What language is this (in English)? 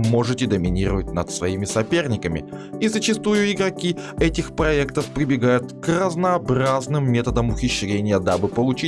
Russian